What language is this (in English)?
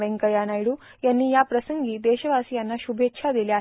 Marathi